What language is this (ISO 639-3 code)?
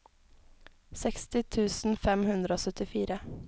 nor